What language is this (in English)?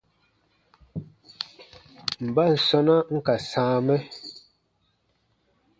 Baatonum